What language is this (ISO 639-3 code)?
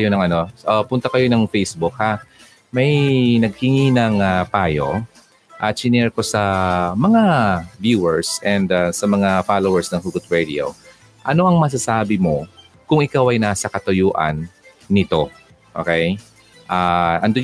fil